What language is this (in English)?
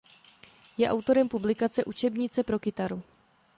Czech